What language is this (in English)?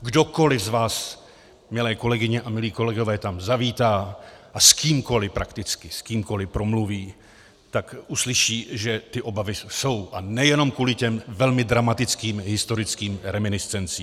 Czech